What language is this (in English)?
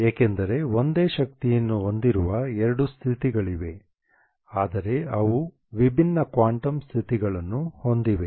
Kannada